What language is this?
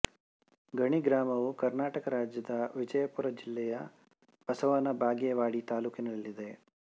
Kannada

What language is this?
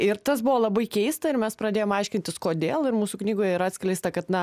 Lithuanian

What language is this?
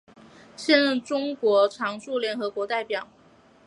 Chinese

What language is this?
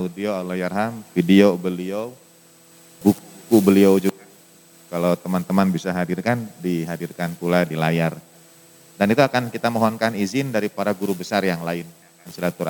Indonesian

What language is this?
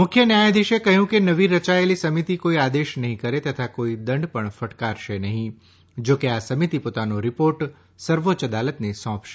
Gujarati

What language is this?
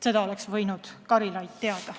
Estonian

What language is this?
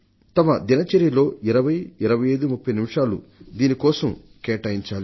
Telugu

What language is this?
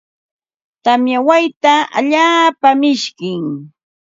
Ambo-Pasco Quechua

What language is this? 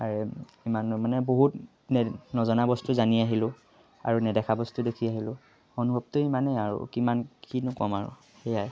Assamese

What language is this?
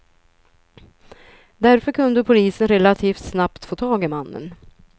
Swedish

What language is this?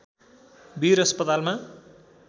Nepali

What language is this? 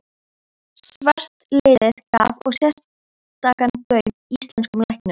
Icelandic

